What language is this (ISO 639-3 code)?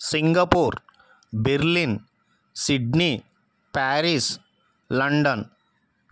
tel